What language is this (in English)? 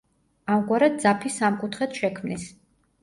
Georgian